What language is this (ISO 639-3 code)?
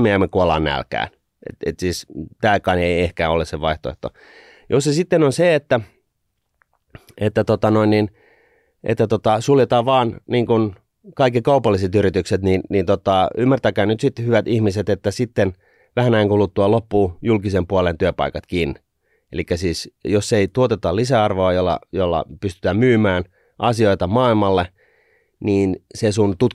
fin